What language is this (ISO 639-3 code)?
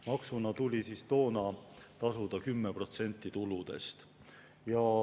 est